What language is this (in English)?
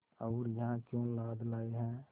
Hindi